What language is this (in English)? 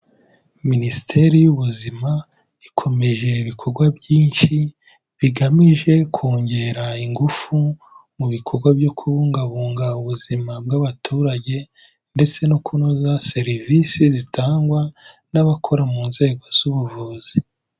Kinyarwanda